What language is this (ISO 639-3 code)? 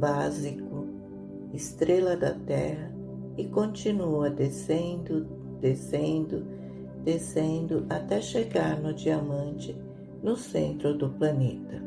por